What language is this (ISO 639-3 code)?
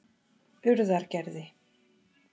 isl